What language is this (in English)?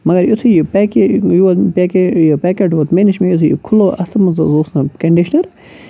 Kashmiri